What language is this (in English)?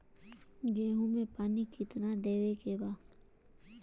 Bhojpuri